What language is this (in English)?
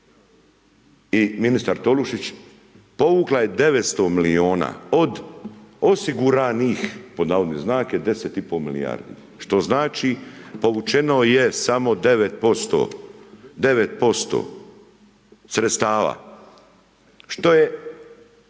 Croatian